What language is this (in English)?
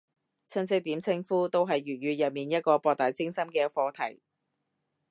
Cantonese